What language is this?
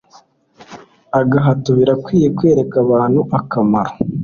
Kinyarwanda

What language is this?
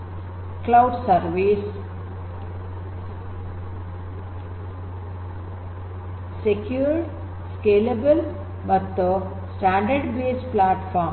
Kannada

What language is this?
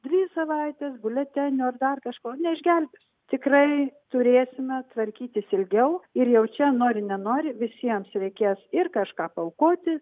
Lithuanian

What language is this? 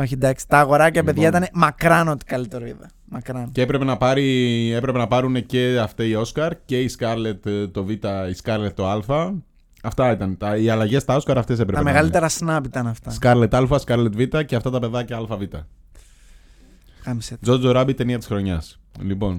Greek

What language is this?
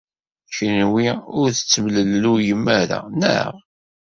Kabyle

